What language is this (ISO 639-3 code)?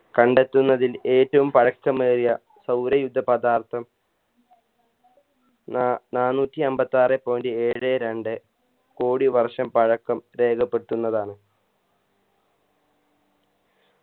mal